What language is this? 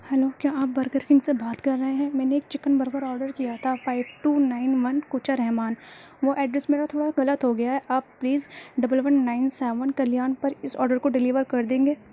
Urdu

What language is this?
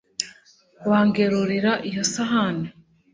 Kinyarwanda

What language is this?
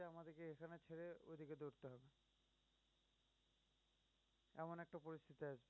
Bangla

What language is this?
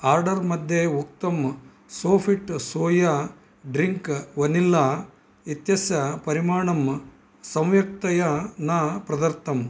Sanskrit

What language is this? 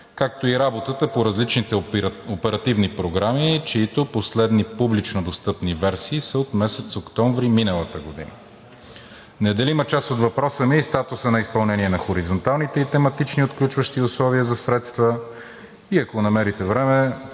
Bulgarian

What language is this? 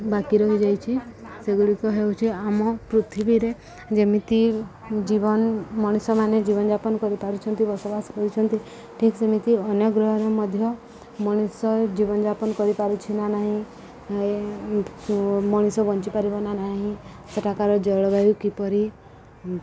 Odia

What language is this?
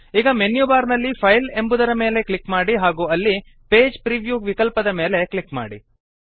Kannada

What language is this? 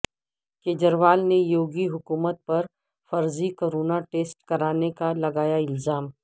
Urdu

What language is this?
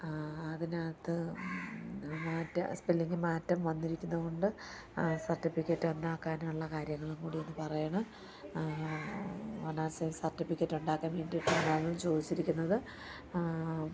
Malayalam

